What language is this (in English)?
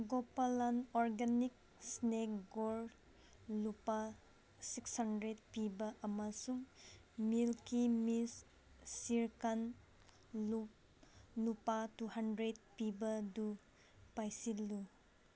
Manipuri